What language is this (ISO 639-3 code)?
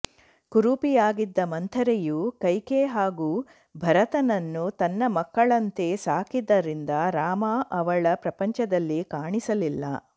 kan